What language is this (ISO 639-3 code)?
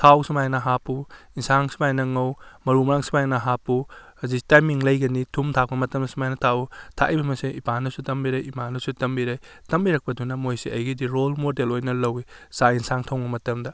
mni